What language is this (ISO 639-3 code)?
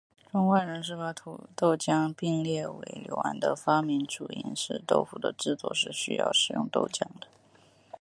zho